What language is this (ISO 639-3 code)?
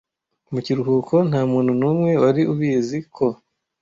kin